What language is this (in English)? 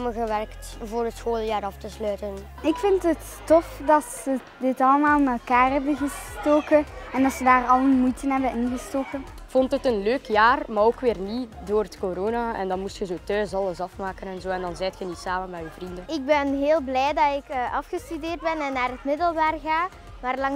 Dutch